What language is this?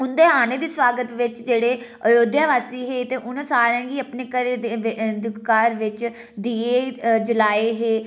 Dogri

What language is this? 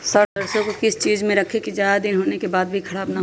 Magahi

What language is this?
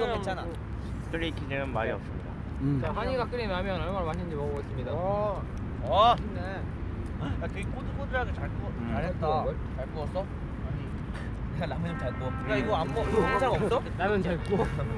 Korean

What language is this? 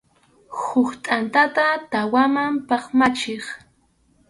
Arequipa-La Unión Quechua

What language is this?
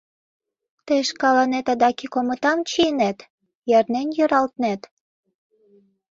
Mari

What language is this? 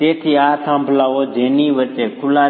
Gujarati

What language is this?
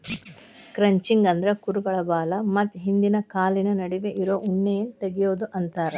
Kannada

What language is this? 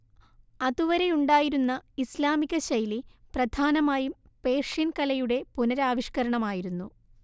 Malayalam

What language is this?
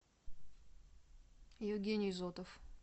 Russian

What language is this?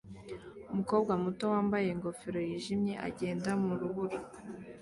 Kinyarwanda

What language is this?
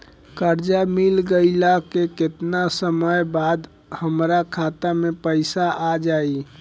Bhojpuri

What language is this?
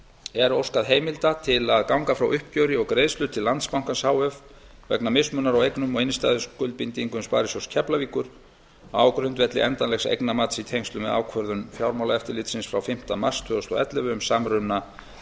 Icelandic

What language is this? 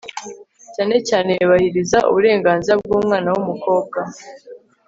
Kinyarwanda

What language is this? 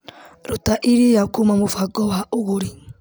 Kikuyu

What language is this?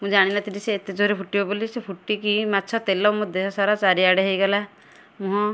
Odia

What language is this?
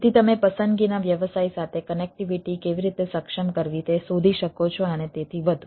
Gujarati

